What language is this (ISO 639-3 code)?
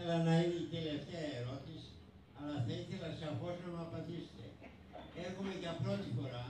ell